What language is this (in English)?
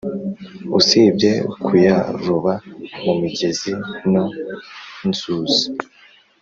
Kinyarwanda